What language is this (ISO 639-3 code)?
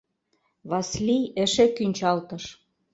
chm